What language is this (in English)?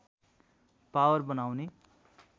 Nepali